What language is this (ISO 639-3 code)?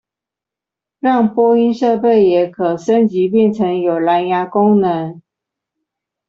zho